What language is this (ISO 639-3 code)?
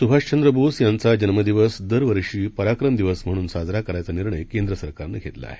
mar